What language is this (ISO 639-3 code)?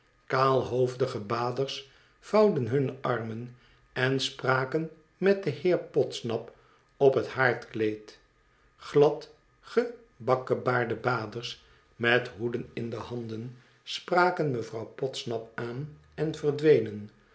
nld